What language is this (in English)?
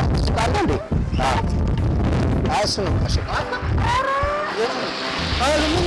Amharic